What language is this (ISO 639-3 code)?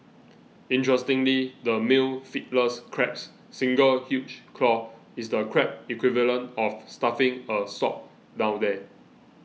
eng